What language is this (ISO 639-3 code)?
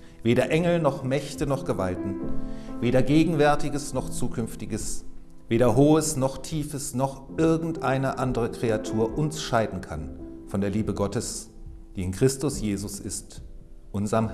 deu